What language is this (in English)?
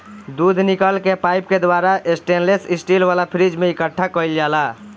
Bhojpuri